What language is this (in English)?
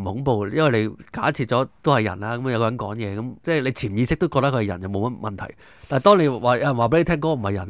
Chinese